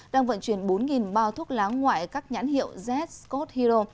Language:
Vietnamese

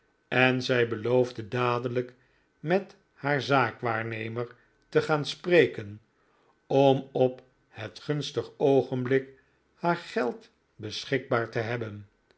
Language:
Dutch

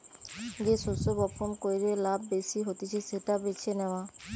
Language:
Bangla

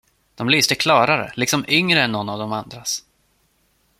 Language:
Swedish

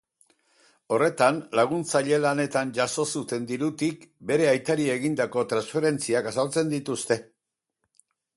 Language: Basque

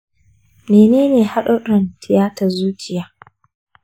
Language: Hausa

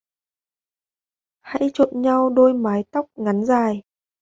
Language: Vietnamese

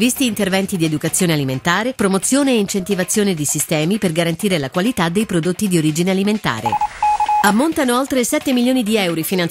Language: Italian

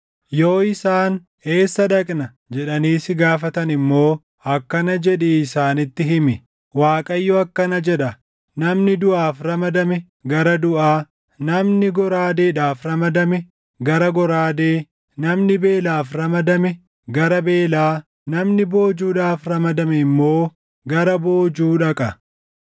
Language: Oromo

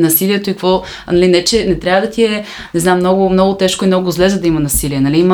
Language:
Bulgarian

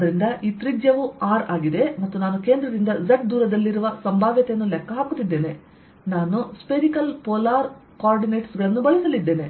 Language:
Kannada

